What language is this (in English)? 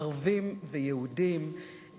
Hebrew